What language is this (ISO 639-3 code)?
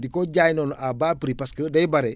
wol